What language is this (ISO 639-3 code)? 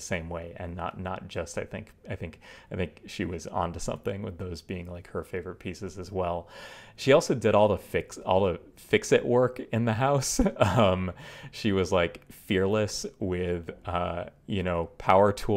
eng